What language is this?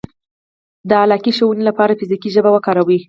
Pashto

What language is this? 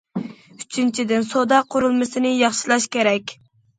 Uyghur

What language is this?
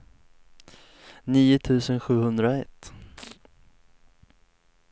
Swedish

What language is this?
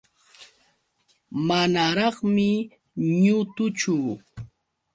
Yauyos Quechua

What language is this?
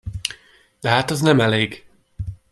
Hungarian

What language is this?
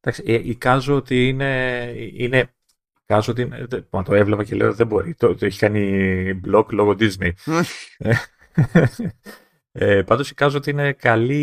Greek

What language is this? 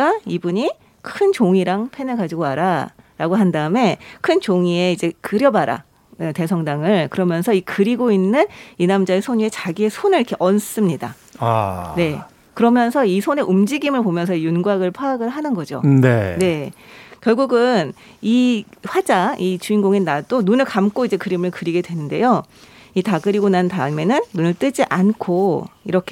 Korean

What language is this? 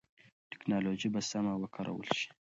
Pashto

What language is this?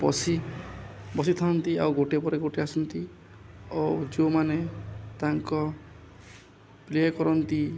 Odia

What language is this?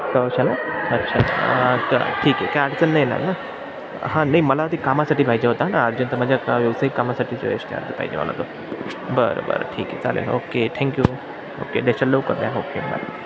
Marathi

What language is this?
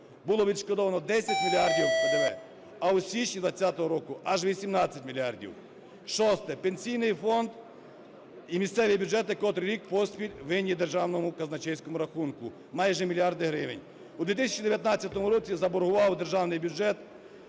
Ukrainian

